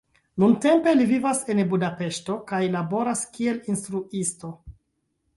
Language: Esperanto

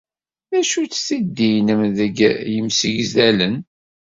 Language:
Kabyle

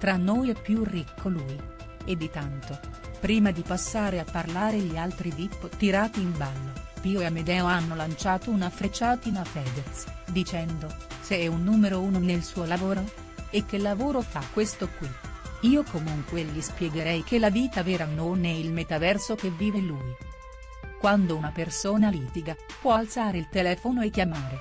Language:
Italian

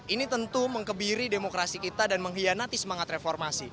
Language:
Indonesian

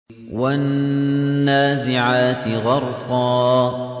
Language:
Arabic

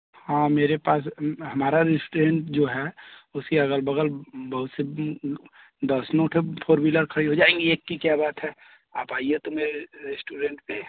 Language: Hindi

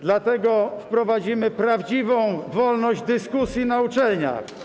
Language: Polish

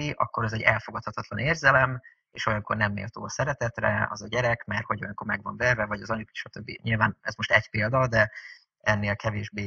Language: Hungarian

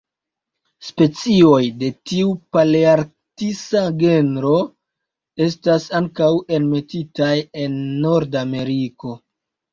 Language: Esperanto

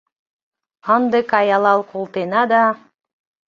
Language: Mari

